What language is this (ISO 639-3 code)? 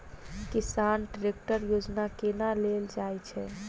mai